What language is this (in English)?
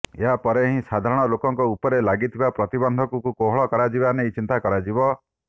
Odia